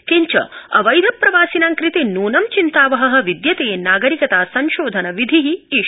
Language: Sanskrit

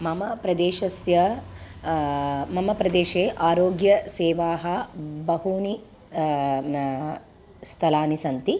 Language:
Sanskrit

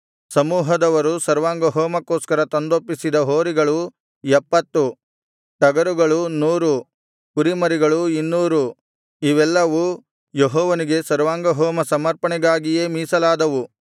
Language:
Kannada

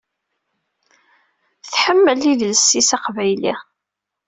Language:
Kabyle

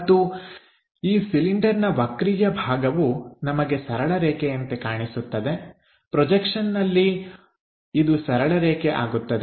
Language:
Kannada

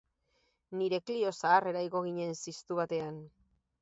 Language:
Basque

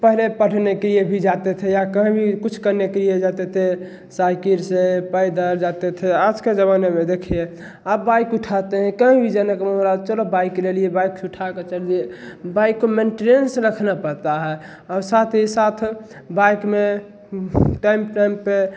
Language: Hindi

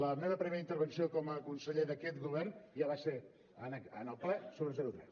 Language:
Catalan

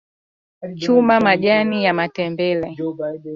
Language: Swahili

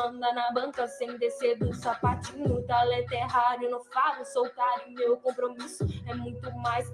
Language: Portuguese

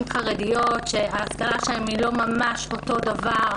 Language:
Hebrew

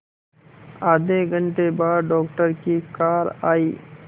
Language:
Hindi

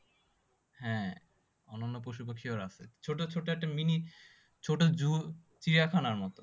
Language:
Bangla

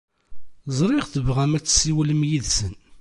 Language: Kabyle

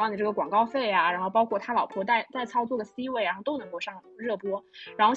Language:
Chinese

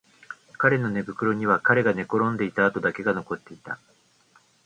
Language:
Japanese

